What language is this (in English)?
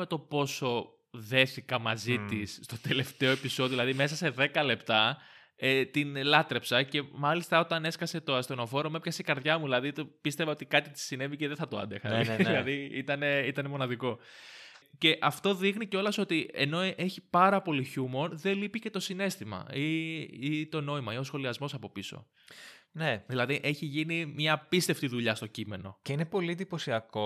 Greek